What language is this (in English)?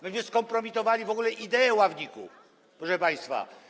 Polish